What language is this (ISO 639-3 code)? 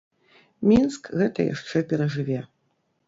bel